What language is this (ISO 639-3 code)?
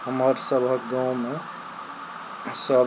mai